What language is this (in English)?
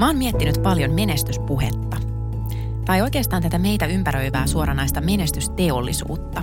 Finnish